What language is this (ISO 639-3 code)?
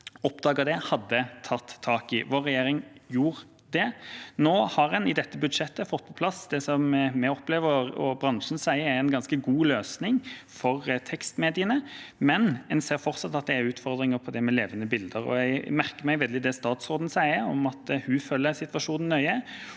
nor